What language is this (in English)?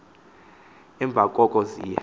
Xhosa